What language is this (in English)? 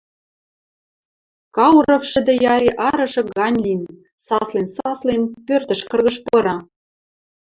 Western Mari